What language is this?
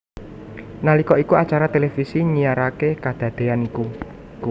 Javanese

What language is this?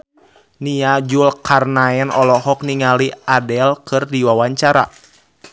Sundanese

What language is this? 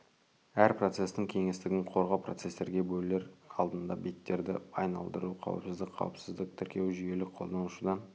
Kazakh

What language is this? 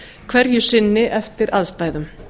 Icelandic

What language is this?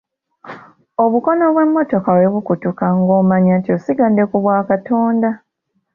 Ganda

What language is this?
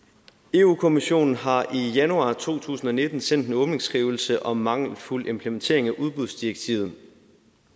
Danish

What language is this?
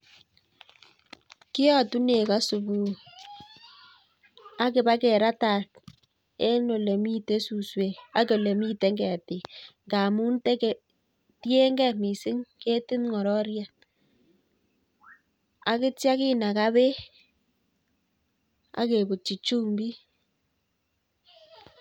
Kalenjin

